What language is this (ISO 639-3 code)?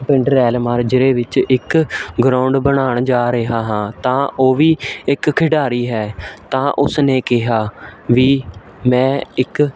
pan